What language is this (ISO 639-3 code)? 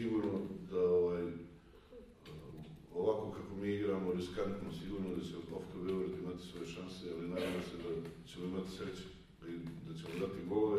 rus